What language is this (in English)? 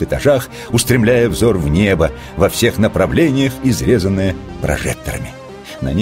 Russian